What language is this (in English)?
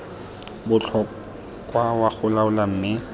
Tswana